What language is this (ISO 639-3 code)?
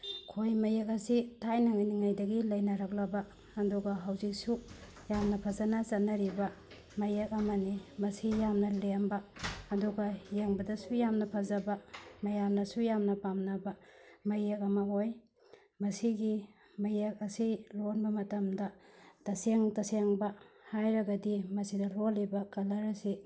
mni